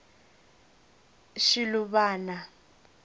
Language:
Tsonga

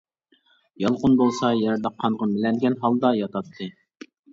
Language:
Uyghur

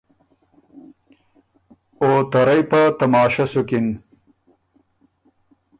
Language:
Ormuri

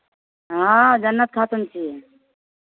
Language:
Maithili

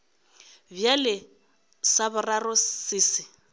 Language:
Northern Sotho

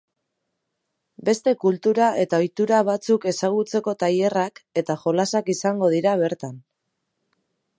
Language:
Basque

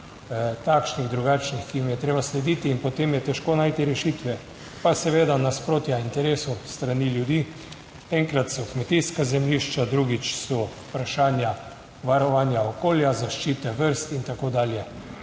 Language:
Slovenian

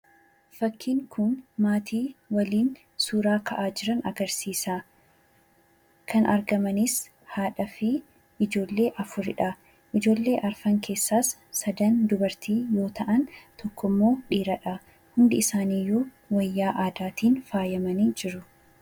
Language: Oromo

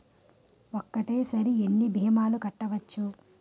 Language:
Telugu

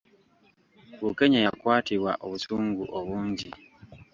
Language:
Ganda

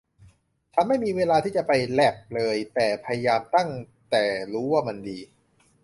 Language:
Thai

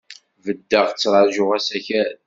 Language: Kabyle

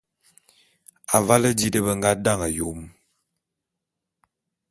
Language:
Bulu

